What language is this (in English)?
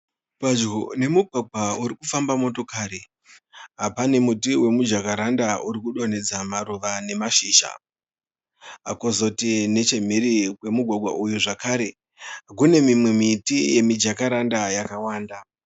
Shona